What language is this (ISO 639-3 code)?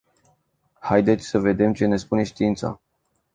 ron